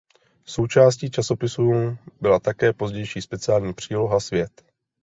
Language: Czech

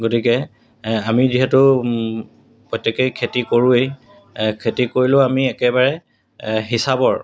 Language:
Assamese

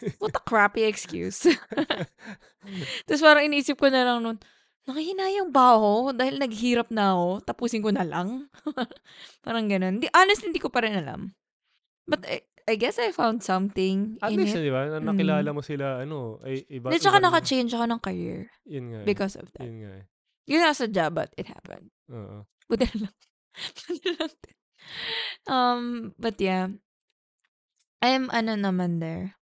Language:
Filipino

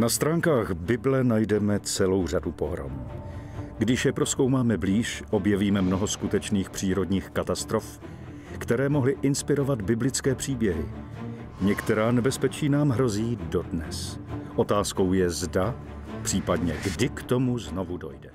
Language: Czech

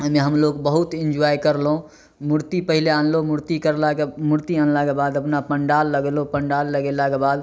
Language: Maithili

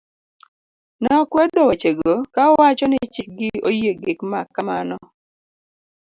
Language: Luo (Kenya and Tanzania)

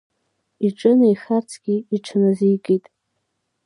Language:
Abkhazian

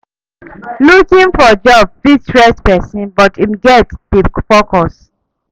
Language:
Nigerian Pidgin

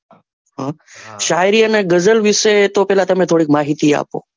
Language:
Gujarati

